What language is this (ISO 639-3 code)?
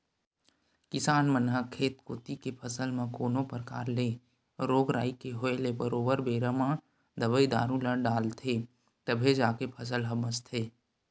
hne